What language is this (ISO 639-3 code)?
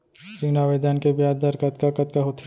hne